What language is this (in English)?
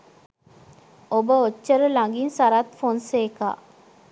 Sinhala